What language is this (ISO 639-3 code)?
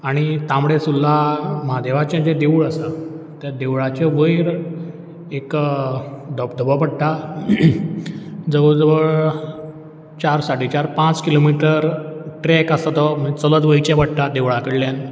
kok